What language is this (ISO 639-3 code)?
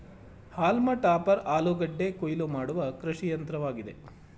kan